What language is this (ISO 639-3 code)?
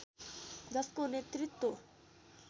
nep